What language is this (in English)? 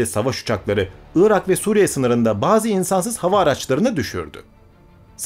Turkish